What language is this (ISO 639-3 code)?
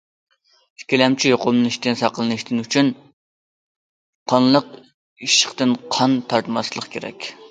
uig